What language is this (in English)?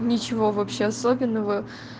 Russian